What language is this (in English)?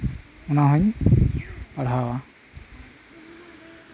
Santali